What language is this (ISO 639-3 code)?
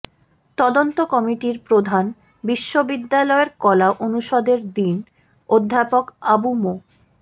ben